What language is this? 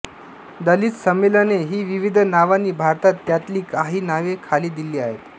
Marathi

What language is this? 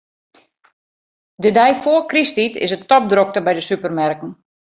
Western Frisian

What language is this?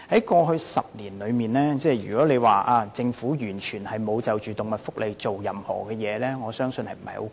Cantonese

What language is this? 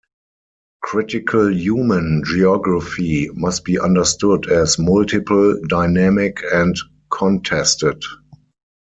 English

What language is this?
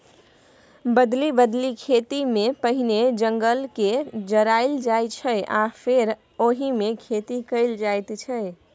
Maithili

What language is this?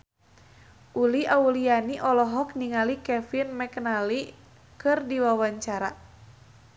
Sundanese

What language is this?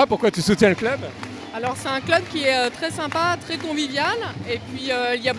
French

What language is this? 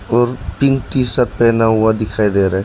Hindi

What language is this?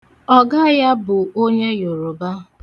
Igbo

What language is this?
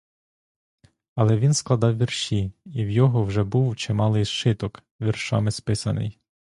Ukrainian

